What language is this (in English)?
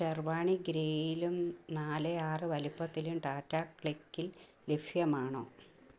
Malayalam